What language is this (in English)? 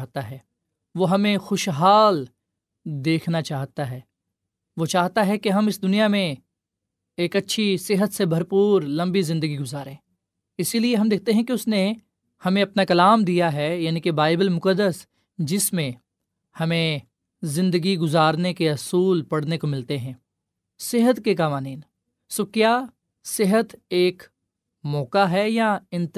Urdu